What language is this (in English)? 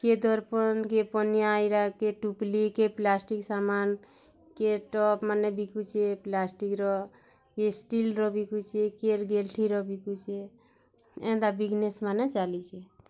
Odia